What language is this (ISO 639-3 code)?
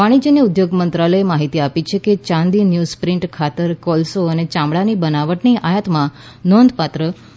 guj